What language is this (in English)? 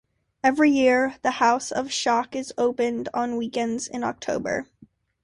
English